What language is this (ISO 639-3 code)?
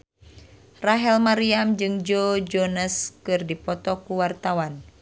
sun